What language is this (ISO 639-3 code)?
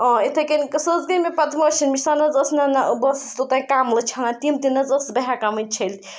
kas